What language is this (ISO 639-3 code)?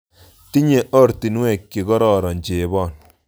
kln